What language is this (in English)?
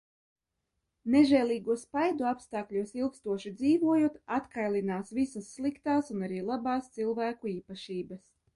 Latvian